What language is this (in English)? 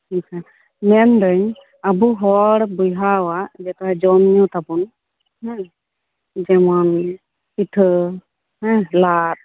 Santali